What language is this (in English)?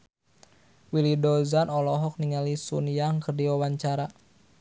Sundanese